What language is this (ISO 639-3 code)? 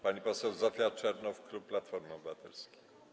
pol